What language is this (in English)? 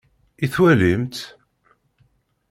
Kabyle